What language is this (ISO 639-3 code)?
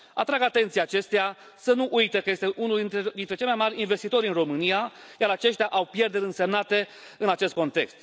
ron